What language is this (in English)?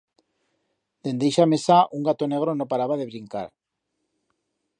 Aragonese